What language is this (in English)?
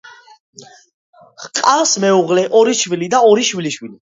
Georgian